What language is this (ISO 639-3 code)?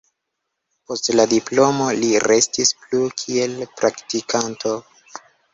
epo